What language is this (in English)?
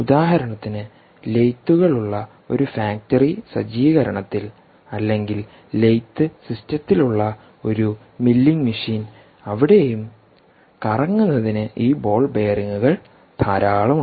Malayalam